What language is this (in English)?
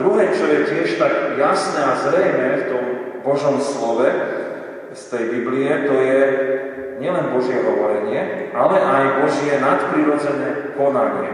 Slovak